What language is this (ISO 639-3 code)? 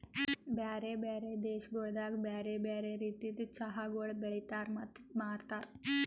kan